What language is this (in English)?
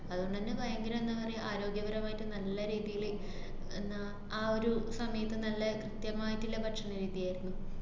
Malayalam